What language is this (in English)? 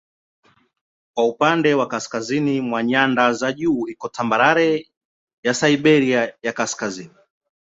Swahili